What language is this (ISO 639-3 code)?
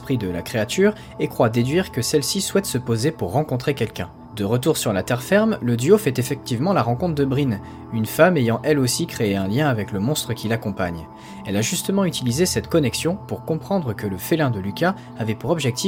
fra